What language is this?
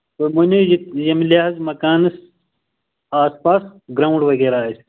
Kashmiri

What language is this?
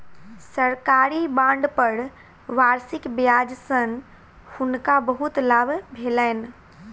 Maithili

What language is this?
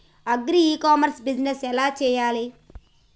Telugu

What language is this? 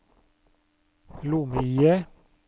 Norwegian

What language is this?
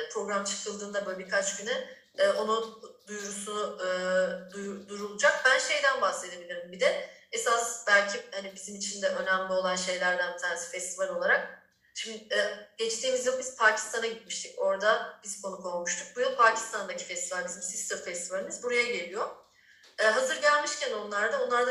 Turkish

